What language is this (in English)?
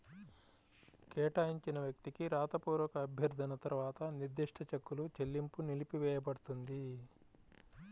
Telugu